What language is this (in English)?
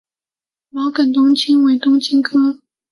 Chinese